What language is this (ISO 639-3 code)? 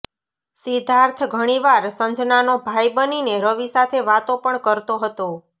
guj